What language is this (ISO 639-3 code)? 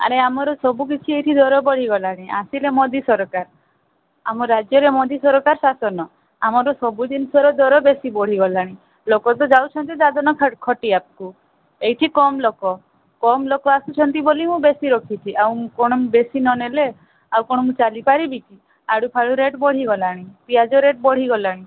ori